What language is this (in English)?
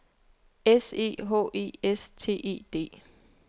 Danish